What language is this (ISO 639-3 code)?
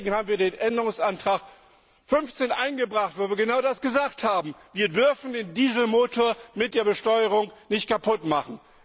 deu